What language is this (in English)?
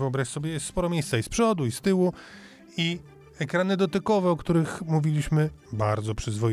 Polish